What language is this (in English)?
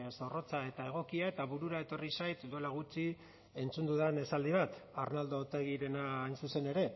Basque